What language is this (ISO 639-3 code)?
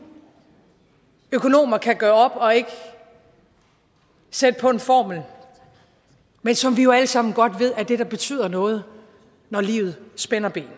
dan